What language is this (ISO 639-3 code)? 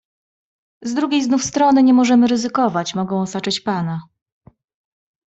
pol